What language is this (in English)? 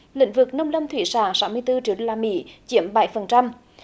Vietnamese